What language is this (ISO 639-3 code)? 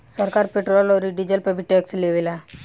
bho